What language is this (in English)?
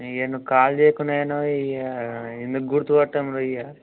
Telugu